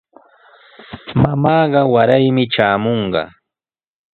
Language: Sihuas Ancash Quechua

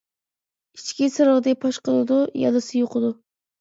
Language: Uyghur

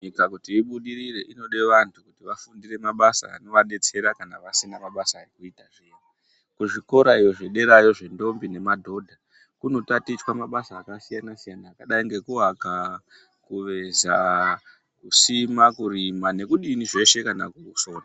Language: Ndau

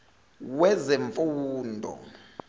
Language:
Zulu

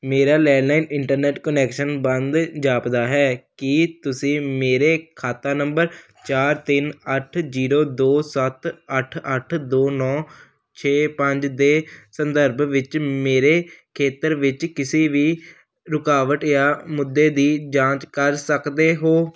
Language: Punjabi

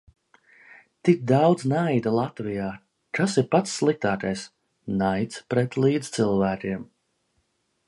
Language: Latvian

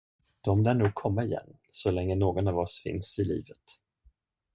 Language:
Swedish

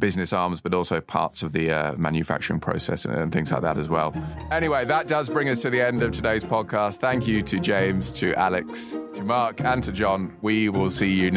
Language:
English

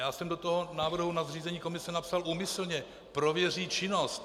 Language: Czech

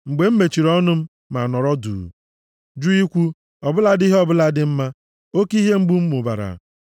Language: Igbo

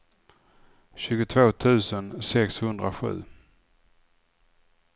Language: Swedish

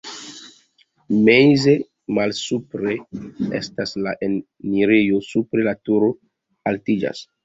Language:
Esperanto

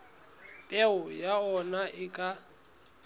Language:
Southern Sotho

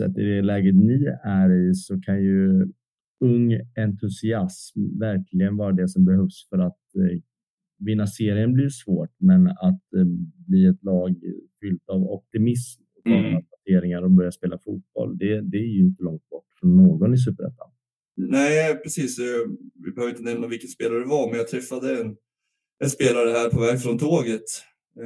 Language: Swedish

